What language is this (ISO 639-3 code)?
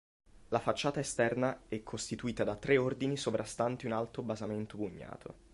ita